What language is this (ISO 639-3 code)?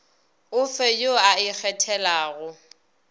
nso